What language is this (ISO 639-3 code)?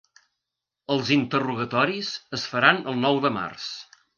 cat